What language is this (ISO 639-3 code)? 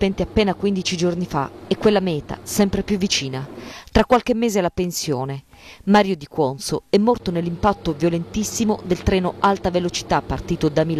ita